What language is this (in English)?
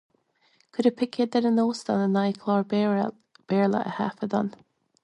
Irish